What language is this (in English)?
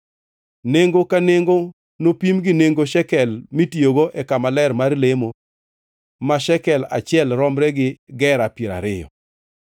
Luo (Kenya and Tanzania)